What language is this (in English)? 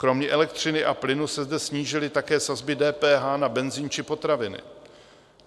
Czech